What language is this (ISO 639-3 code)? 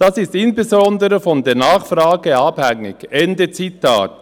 gsw